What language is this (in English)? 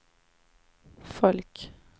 Swedish